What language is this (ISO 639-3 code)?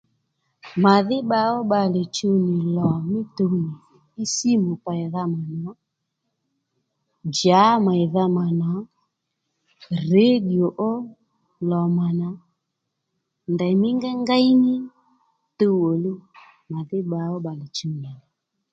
led